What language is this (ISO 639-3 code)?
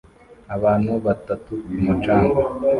kin